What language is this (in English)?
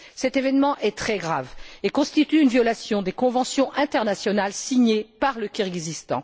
French